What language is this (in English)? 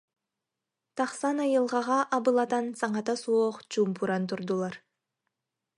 Yakut